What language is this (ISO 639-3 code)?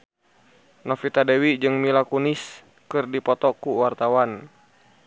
sun